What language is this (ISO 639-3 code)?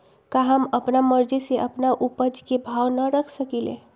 mag